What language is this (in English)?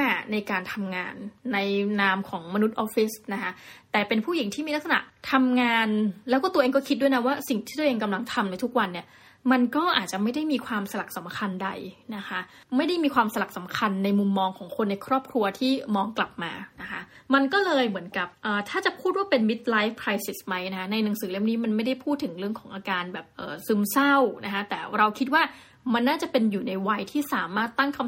Thai